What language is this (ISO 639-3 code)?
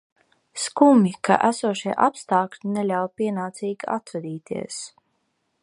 lav